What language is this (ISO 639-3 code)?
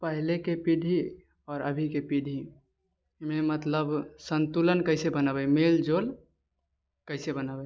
mai